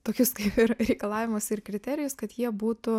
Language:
Lithuanian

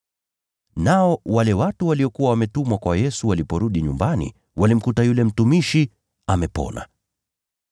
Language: Swahili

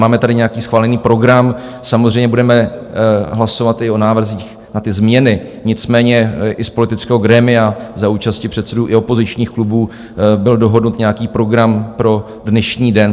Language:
Czech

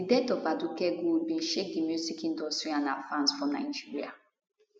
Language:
Nigerian Pidgin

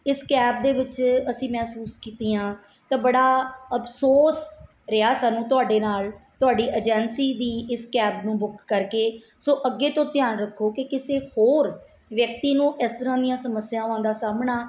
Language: Punjabi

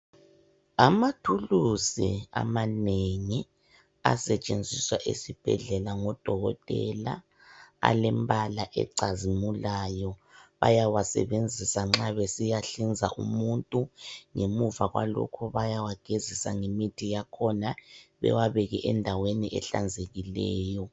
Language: North Ndebele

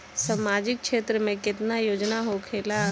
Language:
Bhojpuri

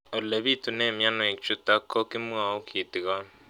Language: Kalenjin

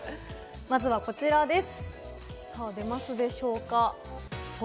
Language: Japanese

